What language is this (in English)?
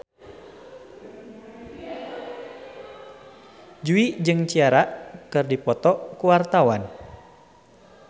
Sundanese